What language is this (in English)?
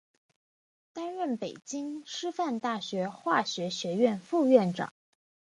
Chinese